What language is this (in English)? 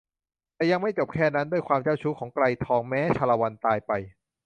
Thai